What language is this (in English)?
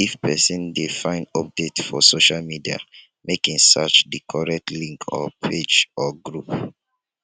Nigerian Pidgin